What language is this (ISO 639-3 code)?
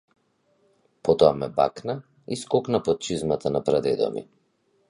mkd